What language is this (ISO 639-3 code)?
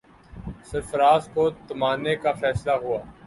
urd